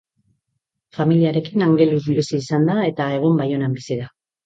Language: Basque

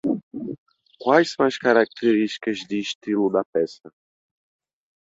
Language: Portuguese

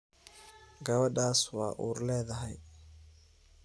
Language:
Somali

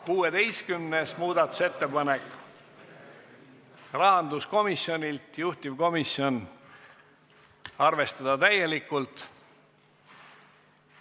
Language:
Estonian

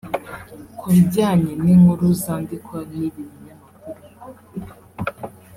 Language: Kinyarwanda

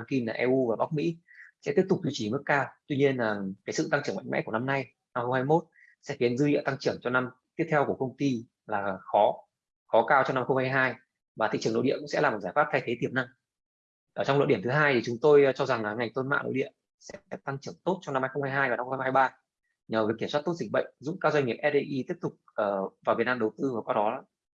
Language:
Vietnamese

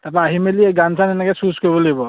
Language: Assamese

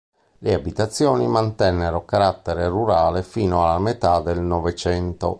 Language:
Italian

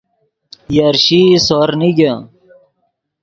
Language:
Yidgha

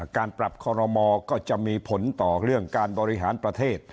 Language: Thai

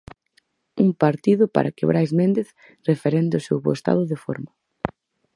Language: Galician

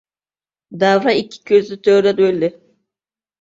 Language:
Uzbek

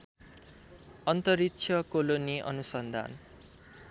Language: Nepali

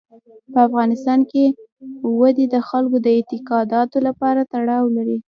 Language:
Pashto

